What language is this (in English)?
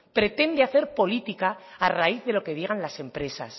Spanish